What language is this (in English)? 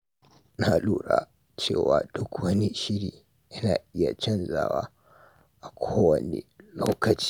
Hausa